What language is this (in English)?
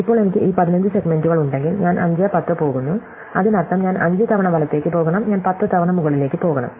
Malayalam